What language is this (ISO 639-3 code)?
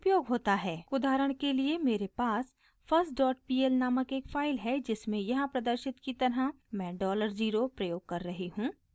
hin